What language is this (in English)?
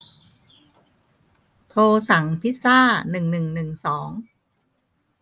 Thai